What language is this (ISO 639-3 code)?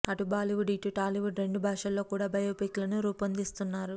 tel